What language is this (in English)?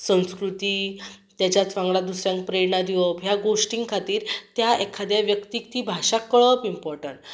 Konkani